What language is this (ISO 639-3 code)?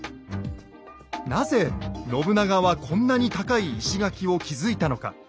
jpn